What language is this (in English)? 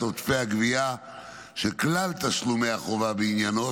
Hebrew